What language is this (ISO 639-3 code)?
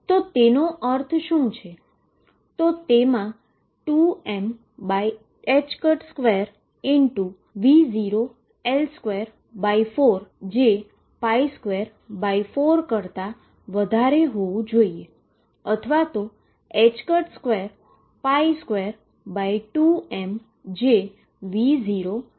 guj